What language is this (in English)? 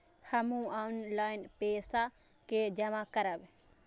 Maithili